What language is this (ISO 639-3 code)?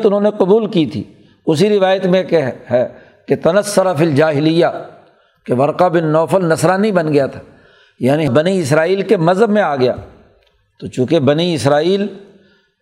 urd